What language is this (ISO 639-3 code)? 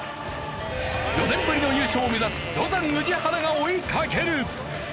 jpn